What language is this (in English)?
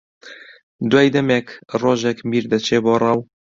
Central Kurdish